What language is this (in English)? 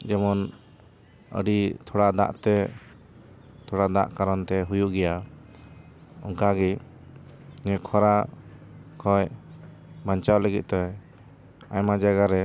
Santali